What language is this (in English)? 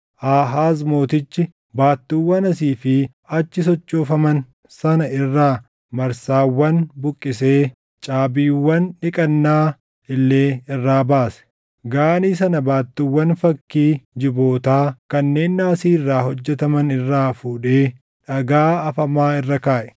Oromo